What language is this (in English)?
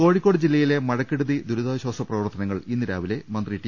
Malayalam